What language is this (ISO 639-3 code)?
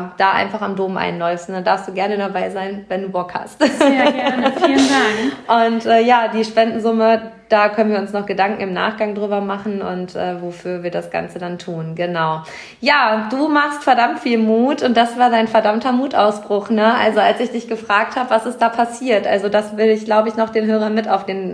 deu